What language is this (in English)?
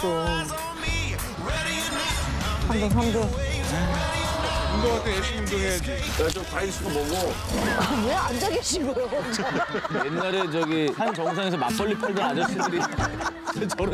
Korean